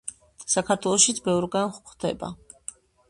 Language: Georgian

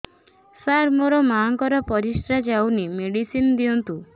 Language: Odia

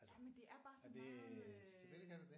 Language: Danish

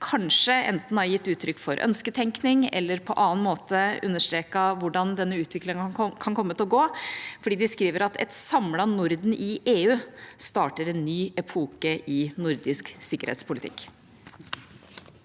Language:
Norwegian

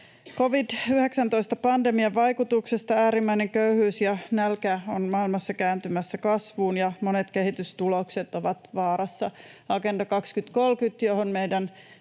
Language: Finnish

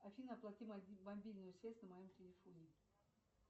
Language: Russian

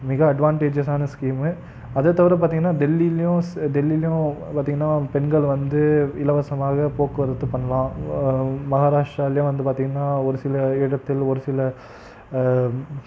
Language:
Tamil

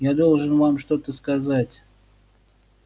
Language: Russian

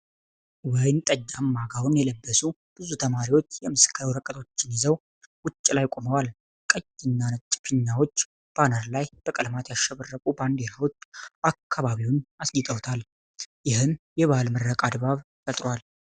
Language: Amharic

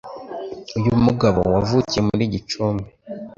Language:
Kinyarwanda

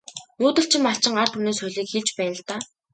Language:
Mongolian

